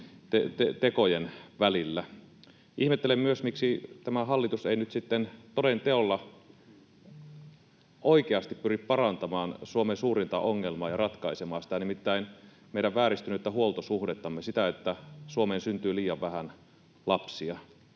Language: Finnish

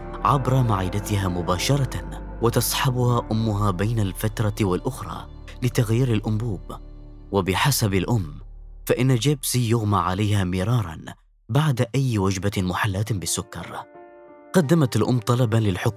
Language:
Arabic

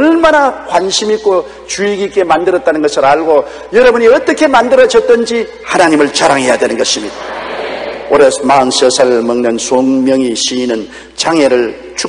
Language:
Korean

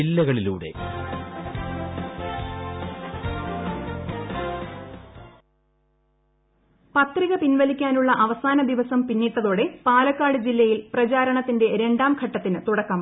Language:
Malayalam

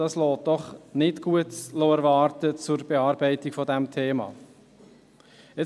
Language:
Swiss German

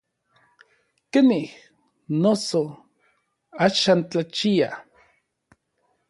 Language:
Orizaba Nahuatl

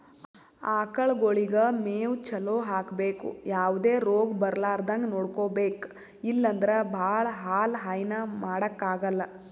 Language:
Kannada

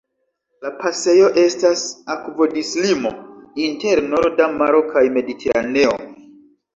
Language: Esperanto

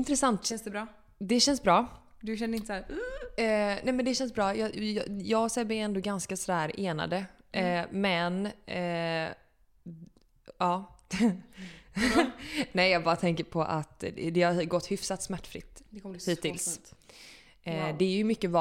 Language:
Swedish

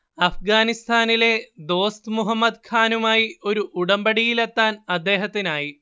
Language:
Malayalam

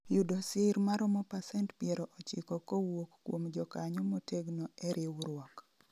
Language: Luo (Kenya and Tanzania)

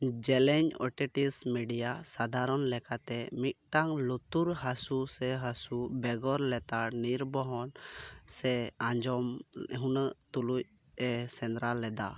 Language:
Santali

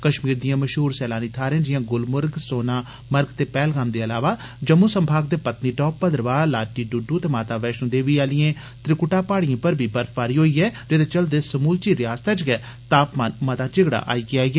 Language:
Dogri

